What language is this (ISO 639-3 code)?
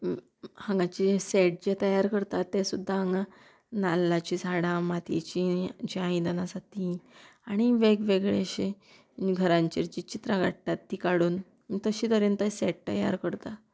kok